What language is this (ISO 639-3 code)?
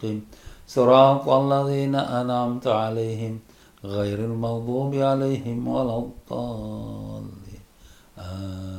msa